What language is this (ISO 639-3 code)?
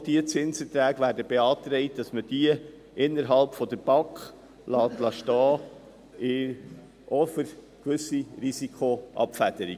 gsw